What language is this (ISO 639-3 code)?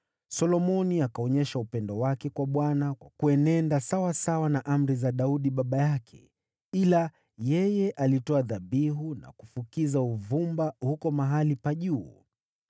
swa